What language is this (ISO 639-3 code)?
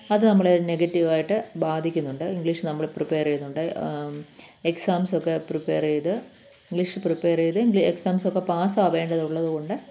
mal